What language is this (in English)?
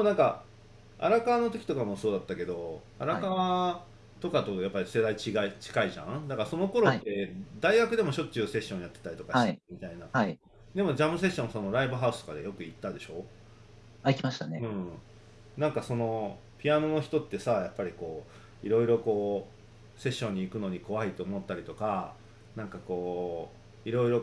Japanese